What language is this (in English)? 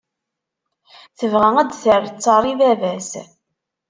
Kabyle